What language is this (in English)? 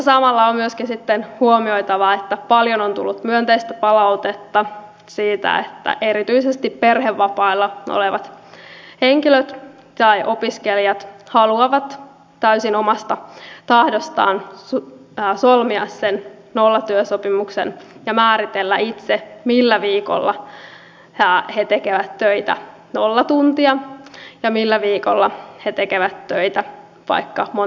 Finnish